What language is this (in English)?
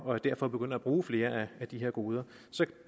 Danish